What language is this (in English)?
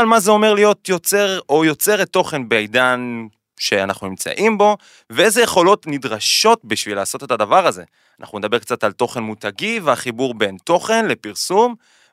Hebrew